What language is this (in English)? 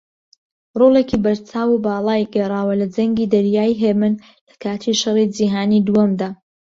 Central Kurdish